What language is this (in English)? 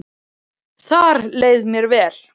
Icelandic